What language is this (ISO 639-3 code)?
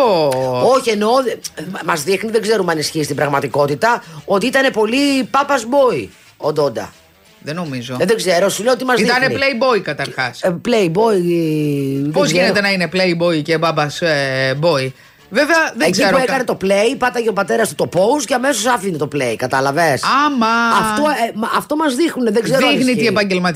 ell